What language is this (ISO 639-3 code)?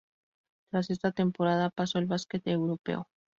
spa